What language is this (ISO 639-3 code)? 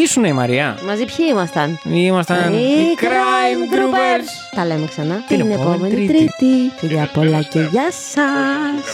ell